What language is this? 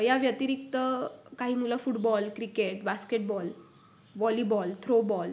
Marathi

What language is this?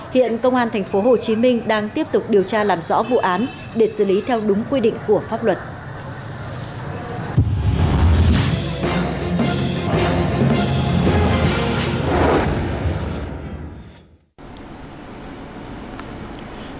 Vietnamese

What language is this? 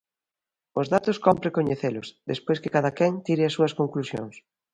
Galician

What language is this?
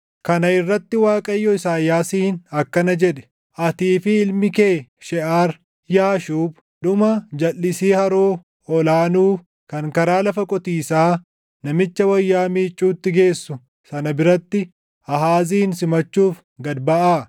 Oromo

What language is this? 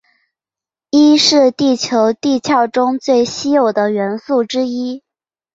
Chinese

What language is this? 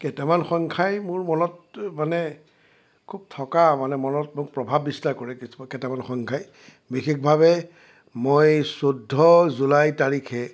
Assamese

